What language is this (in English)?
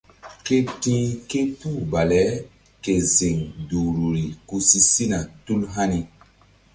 Mbum